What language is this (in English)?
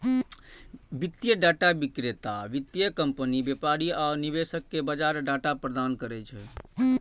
Maithili